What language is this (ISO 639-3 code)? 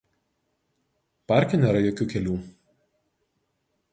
lit